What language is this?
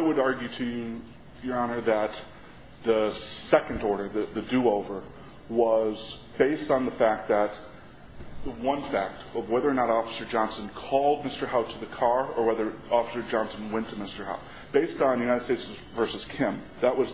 English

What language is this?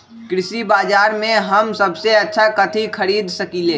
Magahi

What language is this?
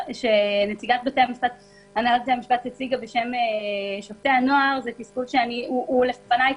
Hebrew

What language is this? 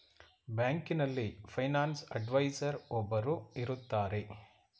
Kannada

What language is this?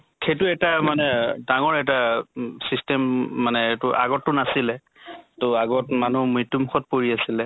Assamese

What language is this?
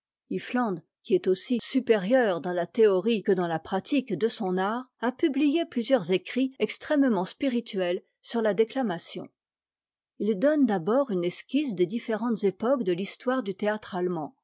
French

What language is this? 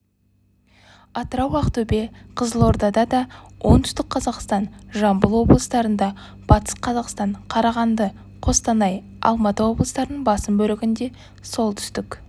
Kazakh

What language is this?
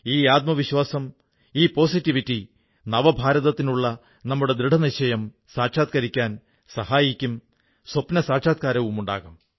Malayalam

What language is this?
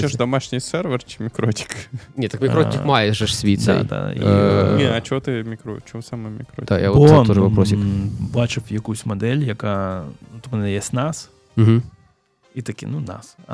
Ukrainian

